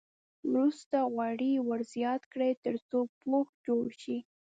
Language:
Pashto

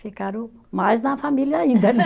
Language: Portuguese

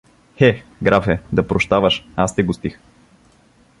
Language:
Bulgarian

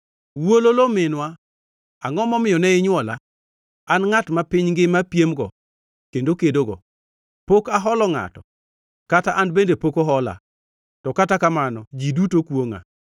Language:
Luo (Kenya and Tanzania)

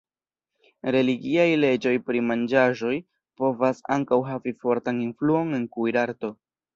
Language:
Esperanto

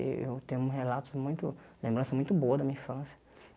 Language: Portuguese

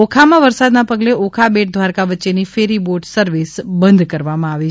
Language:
Gujarati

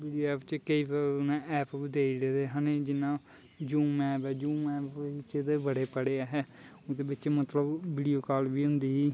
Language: Dogri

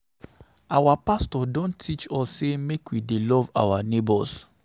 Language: Nigerian Pidgin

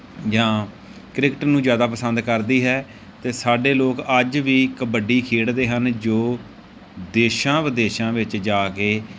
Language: Punjabi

